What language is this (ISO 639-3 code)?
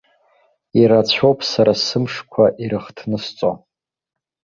abk